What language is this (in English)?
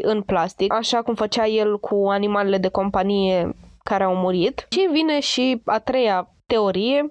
Romanian